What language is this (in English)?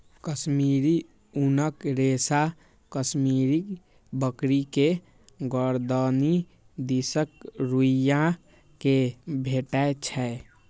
Maithili